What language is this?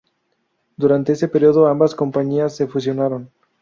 Spanish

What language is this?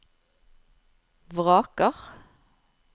Norwegian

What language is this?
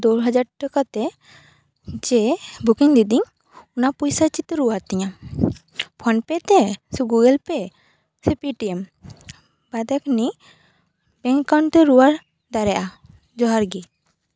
Santali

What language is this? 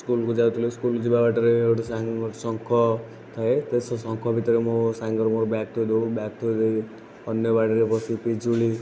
Odia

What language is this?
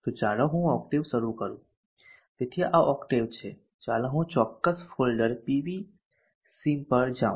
Gujarati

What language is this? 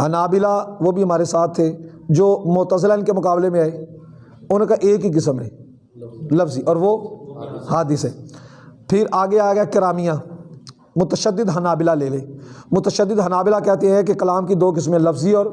Urdu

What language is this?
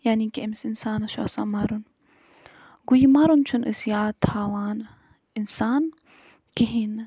Kashmiri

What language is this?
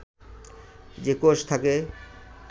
Bangla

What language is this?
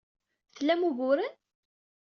Kabyle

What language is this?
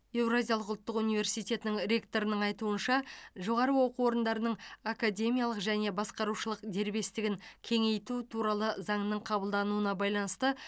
Kazakh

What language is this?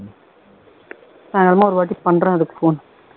Tamil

